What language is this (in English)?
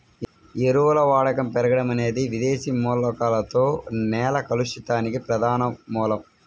Telugu